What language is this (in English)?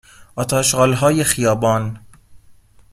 Persian